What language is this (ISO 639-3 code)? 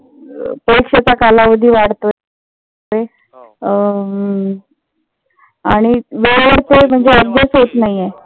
mar